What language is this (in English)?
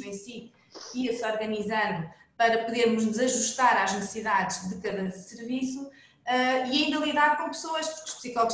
Portuguese